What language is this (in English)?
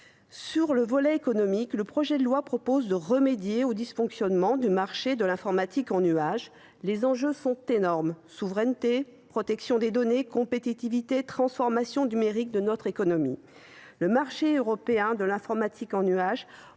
French